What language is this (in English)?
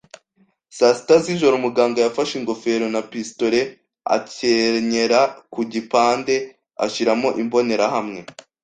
Kinyarwanda